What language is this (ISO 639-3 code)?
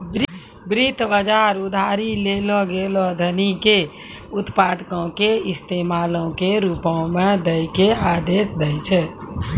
mai